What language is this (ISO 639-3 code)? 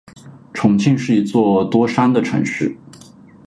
zho